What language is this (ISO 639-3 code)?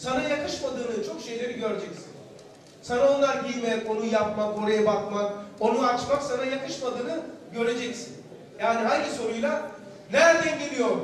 tur